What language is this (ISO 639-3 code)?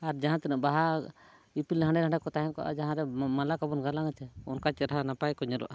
sat